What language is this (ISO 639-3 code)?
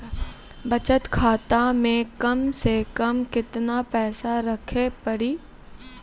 mai